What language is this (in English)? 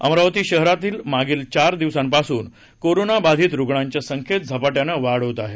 Marathi